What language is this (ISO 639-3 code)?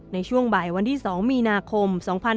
tha